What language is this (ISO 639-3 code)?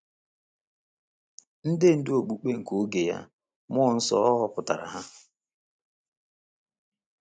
ibo